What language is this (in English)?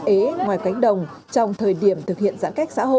Vietnamese